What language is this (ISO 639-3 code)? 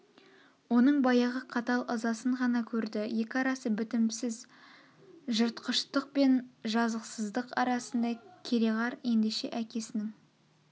kaz